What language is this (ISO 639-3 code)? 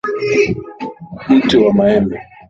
swa